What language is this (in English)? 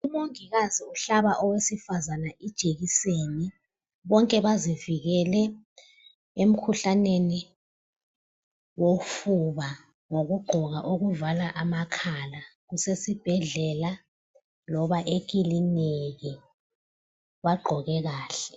North Ndebele